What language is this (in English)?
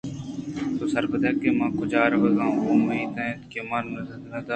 Eastern Balochi